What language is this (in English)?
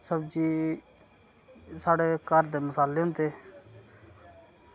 Dogri